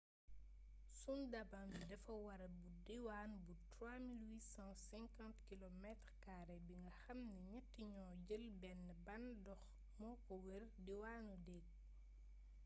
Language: Wolof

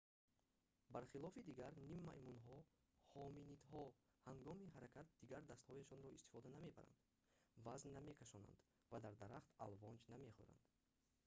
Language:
Tajik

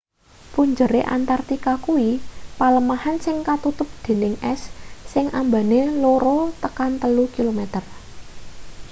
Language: Javanese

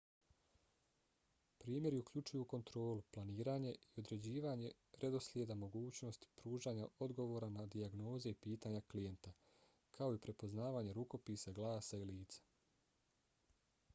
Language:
Bosnian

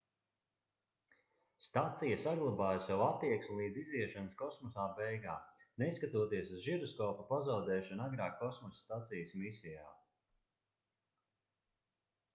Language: Latvian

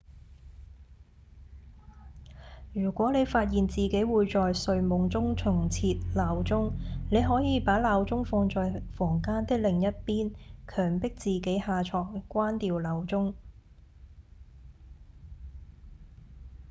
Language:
Cantonese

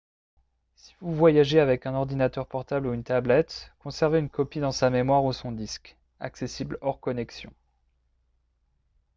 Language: French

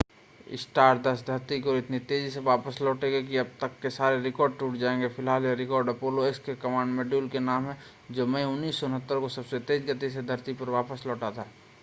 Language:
Hindi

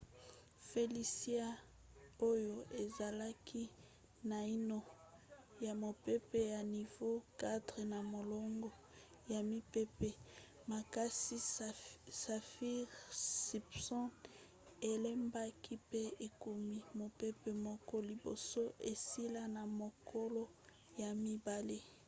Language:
Lingala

